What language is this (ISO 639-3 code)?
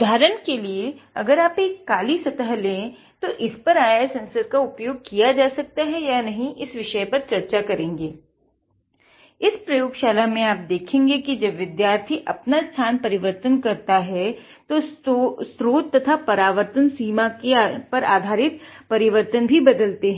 hin